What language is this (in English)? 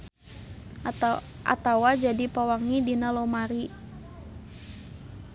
Sundanese